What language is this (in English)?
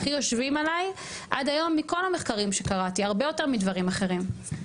Hebrew